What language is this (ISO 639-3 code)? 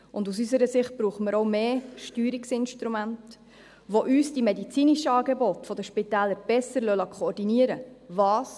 gsw